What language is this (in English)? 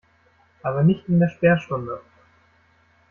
German